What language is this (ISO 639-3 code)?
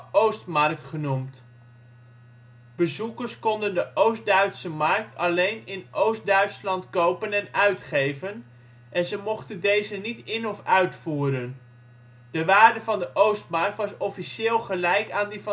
nld